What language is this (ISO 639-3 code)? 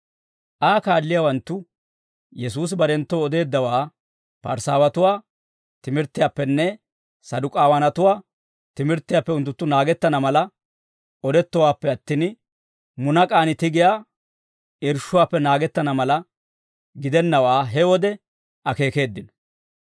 dwr